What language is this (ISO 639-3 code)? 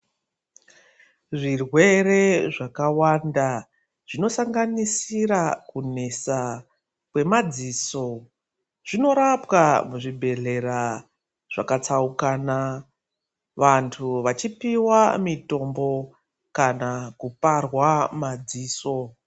ndc